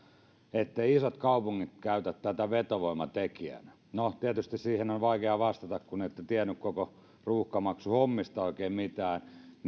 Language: Finnish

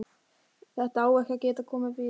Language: Icelandic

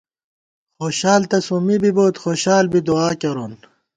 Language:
Gawar-Bati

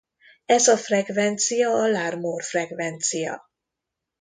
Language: Hungarian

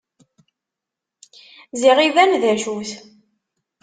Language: Kabyle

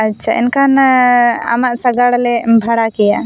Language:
Santali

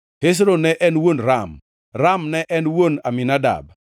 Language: Luo (Kenya and Tanzania)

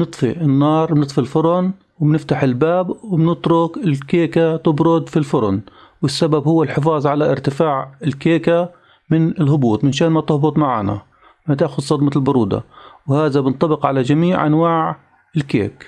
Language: Arabic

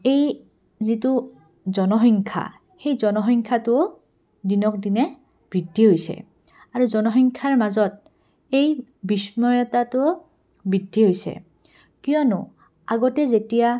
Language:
Assamese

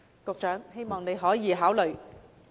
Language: Cantonese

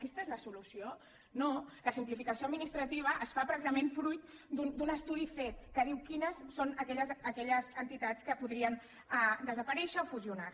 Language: Catalan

